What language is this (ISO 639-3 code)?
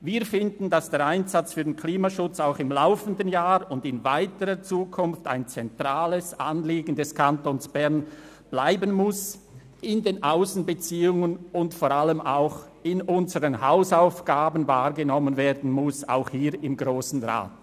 gsw